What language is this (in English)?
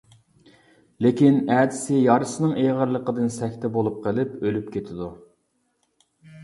Uyghur